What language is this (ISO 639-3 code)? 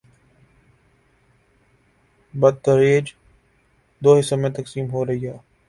urd